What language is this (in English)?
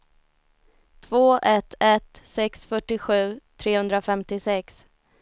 Swedish